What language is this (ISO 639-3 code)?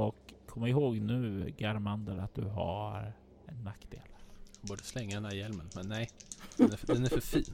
swe